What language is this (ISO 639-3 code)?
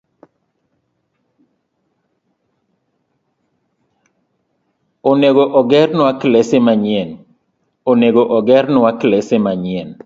luo